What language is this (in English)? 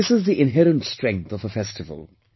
English